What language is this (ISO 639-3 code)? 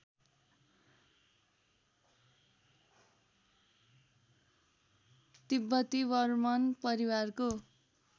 nep